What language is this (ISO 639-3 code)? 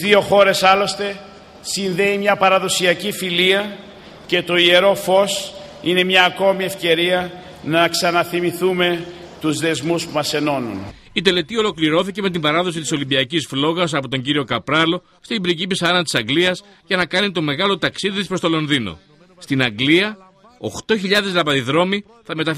ell